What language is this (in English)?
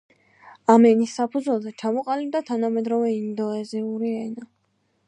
Georgian